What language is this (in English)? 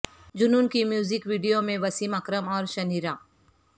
Urdu